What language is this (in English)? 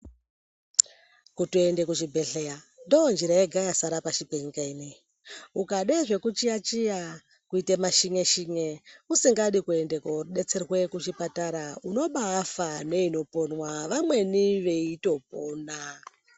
Ndau